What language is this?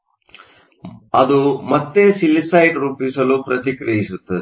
Kannada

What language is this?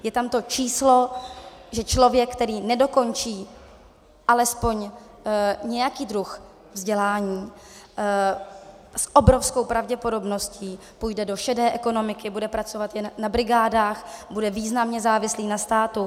Czech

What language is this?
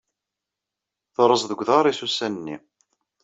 Kabyle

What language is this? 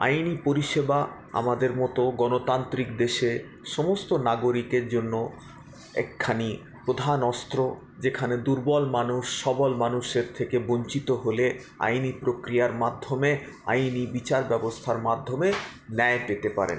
Bangla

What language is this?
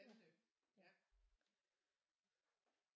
Danish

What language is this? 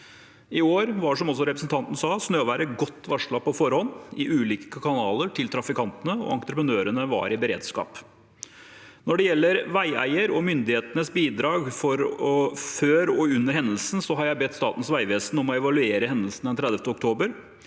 Norwegian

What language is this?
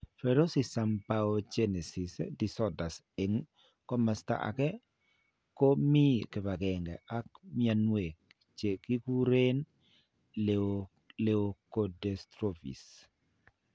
Kalenjin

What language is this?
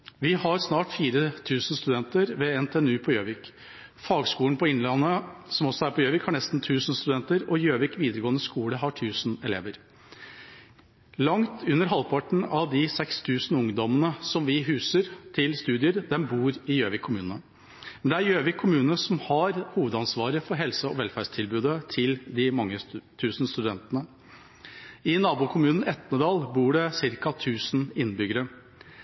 Norwegian Bokmål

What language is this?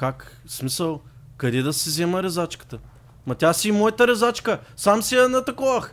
Bulgarian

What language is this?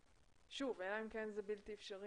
Hebrew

